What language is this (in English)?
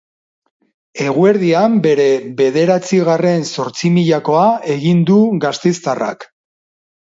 Basque